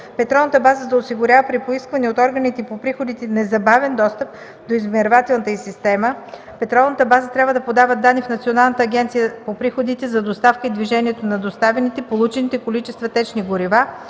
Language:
Bulgarian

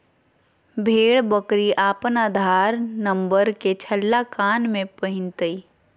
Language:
Magahi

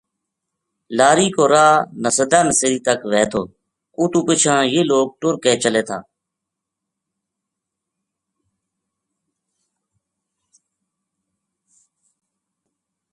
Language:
Gujari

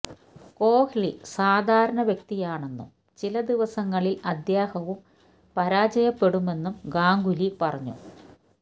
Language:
Malayalam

